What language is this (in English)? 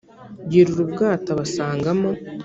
Kinyarwanda